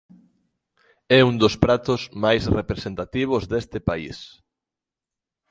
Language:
Galician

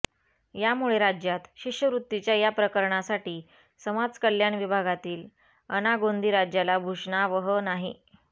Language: Marathi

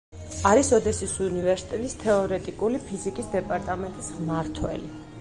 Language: Georgian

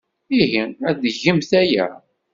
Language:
Kabyle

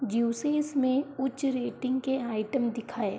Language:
Hindi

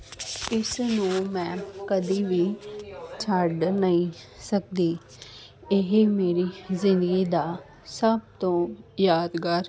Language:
Punjabi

